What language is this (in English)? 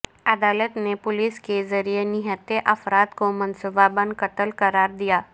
Urdu